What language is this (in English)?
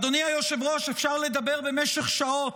Hebrew